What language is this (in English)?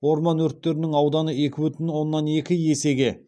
Kazakh